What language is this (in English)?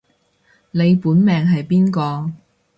Cantonese